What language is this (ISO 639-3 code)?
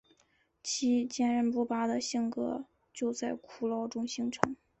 zho